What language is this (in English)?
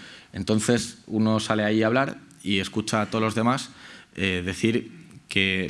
Spanish